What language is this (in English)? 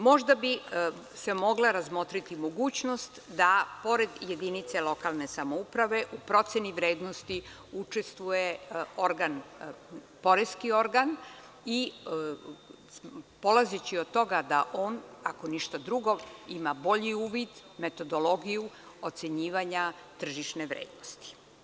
Serbian